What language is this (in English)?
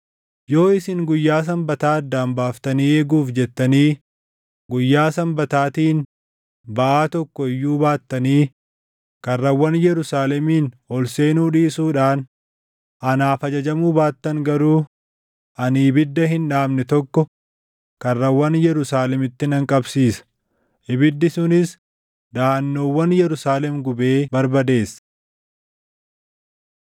Oromo